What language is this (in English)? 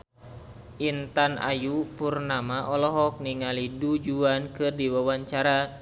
Sundanese